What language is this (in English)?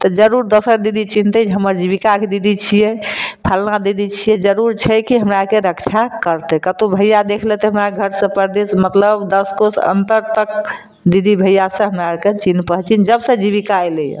Maithili